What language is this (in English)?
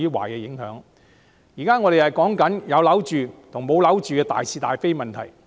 Cantonese